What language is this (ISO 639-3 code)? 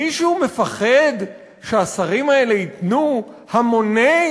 heb